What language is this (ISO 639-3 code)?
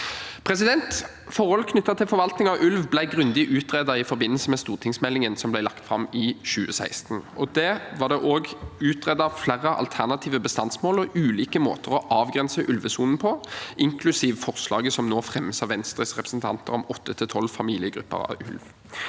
nor